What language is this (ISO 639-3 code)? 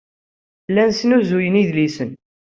kab